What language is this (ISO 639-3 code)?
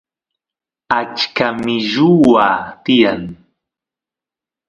qus